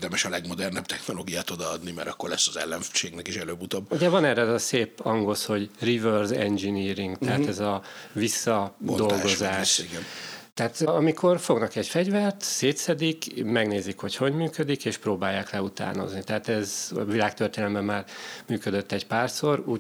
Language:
Hungarian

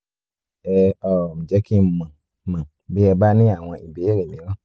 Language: Yoruba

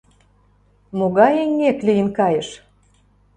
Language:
Mari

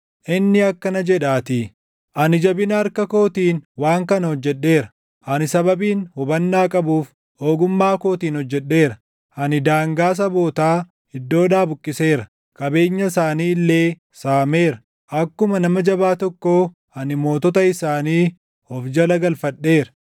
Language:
Oromo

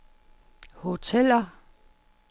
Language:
Danish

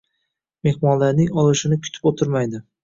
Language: Uzbek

